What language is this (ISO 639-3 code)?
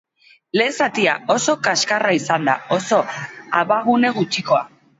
eus